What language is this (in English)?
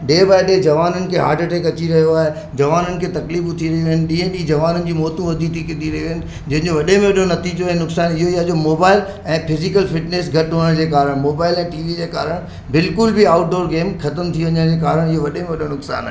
Sindhi